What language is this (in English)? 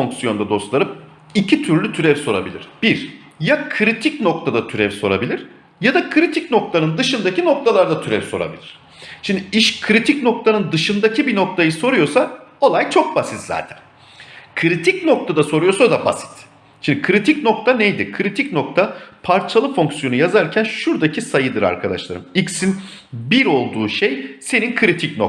Turkish